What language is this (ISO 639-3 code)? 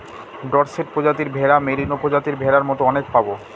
ben